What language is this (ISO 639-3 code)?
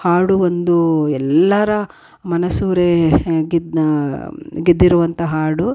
kan